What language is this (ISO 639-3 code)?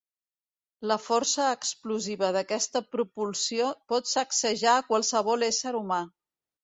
cat